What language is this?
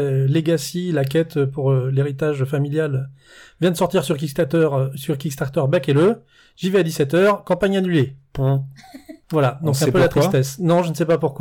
French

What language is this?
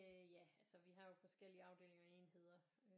Danish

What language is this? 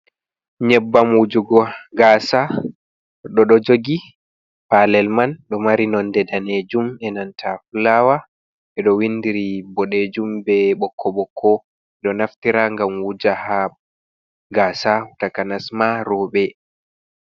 Fula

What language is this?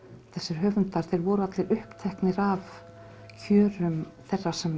Icelandic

